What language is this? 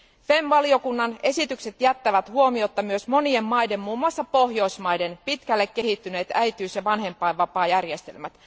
Finnish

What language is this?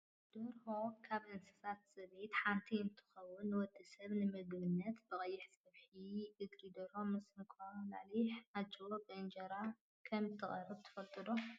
Tigrinya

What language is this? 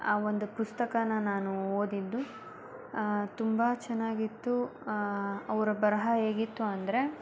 Kannada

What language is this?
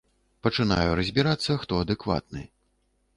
Belarusian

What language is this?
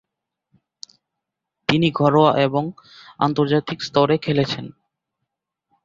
Bangla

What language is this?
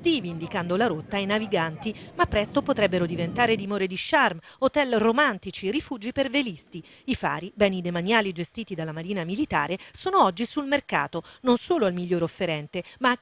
Italian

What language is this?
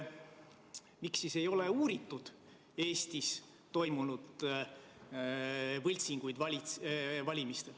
Estonian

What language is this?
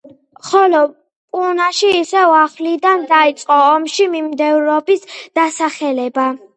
Georgian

